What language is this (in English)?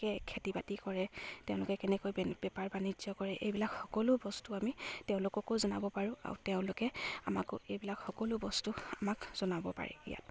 Assamese